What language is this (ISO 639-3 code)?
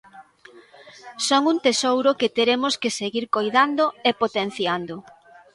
glg